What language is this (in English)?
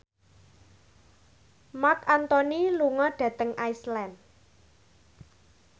Javanese